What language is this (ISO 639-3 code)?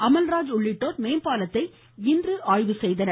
tam